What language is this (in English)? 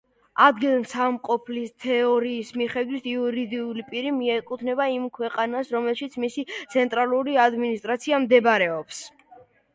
Georgian